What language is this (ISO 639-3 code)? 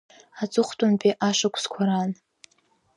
abk